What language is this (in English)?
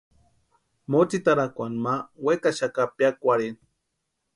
Western Highland Purepecha